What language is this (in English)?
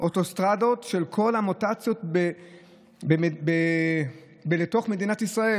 Hebrew